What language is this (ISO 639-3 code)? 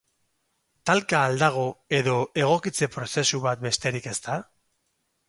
eus